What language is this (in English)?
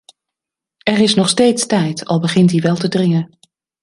Dutch